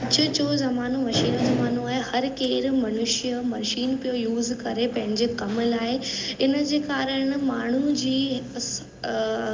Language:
Sindhi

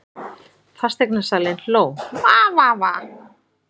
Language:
Icelandic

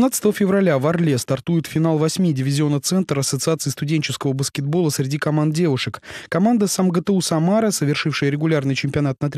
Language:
Russian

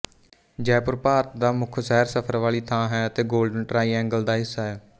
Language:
Punjabi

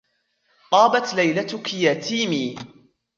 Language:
Arabic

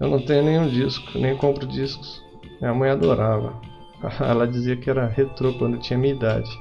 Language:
Portuguese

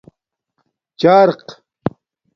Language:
Domaaki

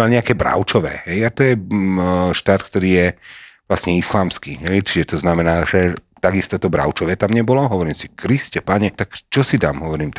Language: Slovak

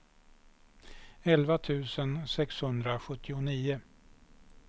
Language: Swedish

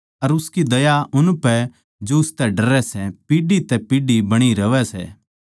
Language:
Haryanvi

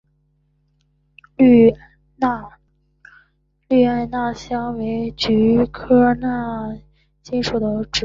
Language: Chinese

